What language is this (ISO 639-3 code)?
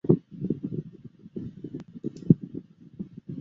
zho